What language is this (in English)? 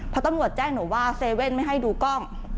Thai